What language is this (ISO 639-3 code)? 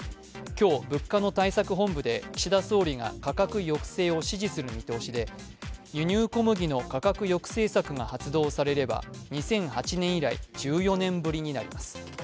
jpn